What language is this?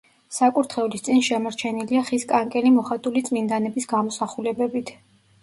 Georgian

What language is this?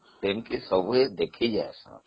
Odia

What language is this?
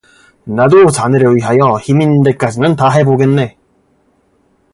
Korean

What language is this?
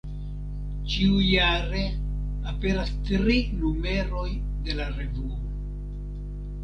Esperanto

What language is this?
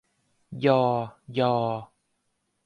Thai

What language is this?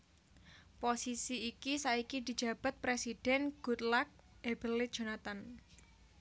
Javanese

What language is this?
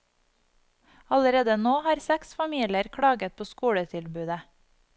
Norwegian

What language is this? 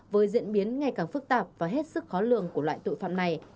Vietnamese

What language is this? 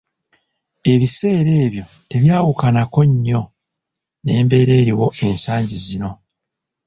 Ganda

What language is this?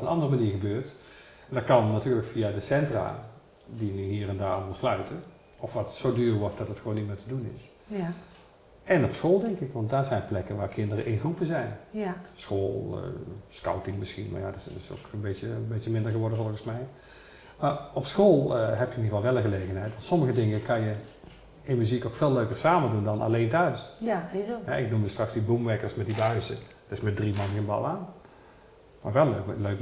Dutch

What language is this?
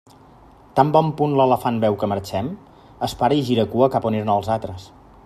Catalan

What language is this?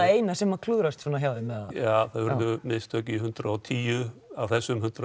Icelandic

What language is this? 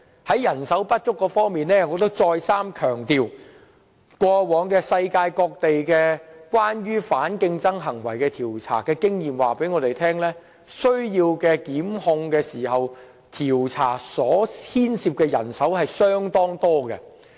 Cantonese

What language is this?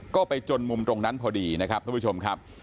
Thai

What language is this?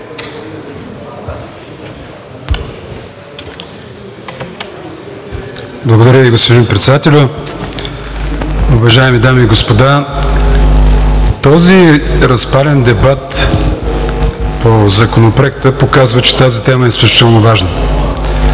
Bulgarian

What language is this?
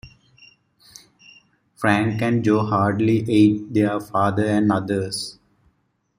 English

